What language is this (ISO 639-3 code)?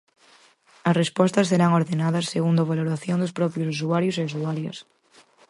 glg